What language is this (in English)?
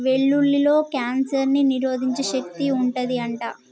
Telugu